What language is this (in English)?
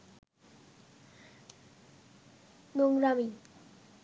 Bangla